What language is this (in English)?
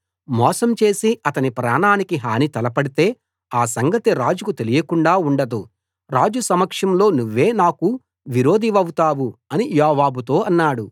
Telugu